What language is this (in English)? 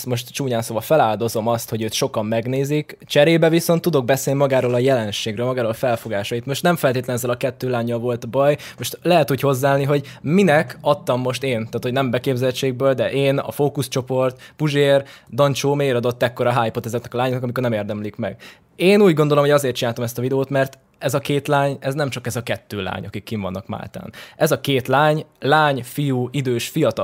Hungarian